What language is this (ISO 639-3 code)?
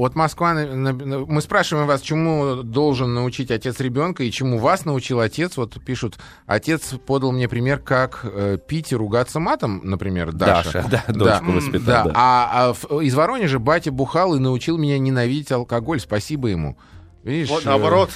rus